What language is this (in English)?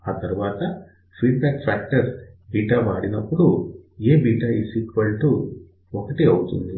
Telugu